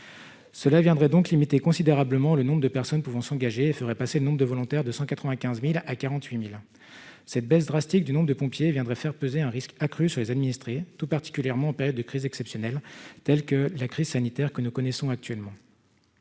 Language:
French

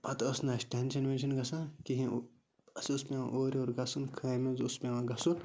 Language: Kashmiri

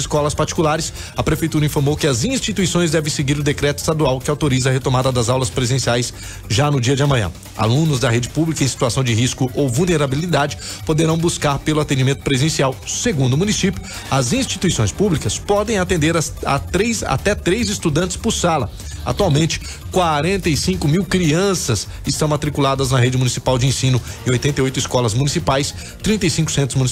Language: Portuguese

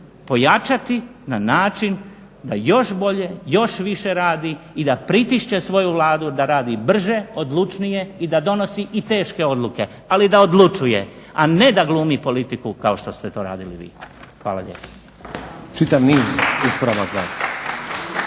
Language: Croatian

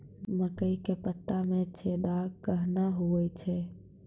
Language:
Maithili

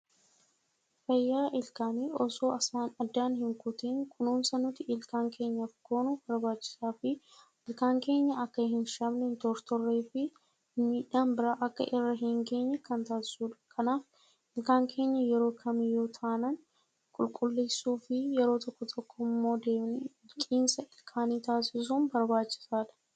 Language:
Oromo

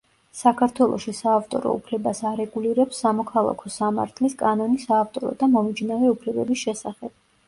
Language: Georgian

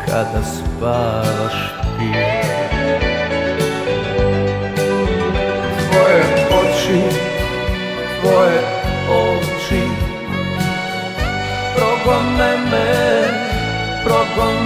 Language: Romanian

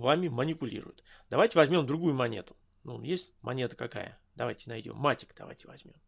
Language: Russian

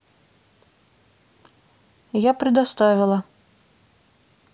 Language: Russian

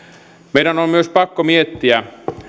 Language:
Finnish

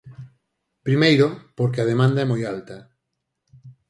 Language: Galician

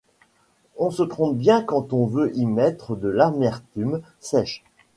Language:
French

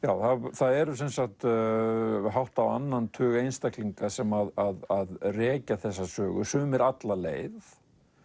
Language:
Icelandic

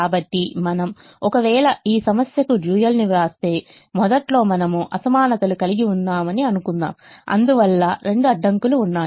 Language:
Telugu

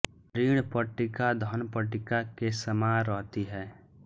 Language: Hindi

